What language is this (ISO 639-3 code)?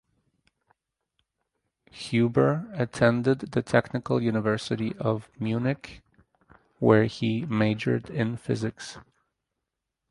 eng